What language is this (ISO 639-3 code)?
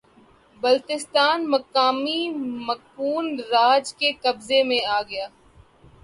urd